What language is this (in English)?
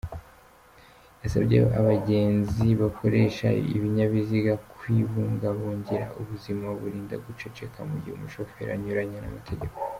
Kinyarwanda